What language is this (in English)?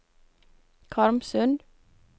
Norwegian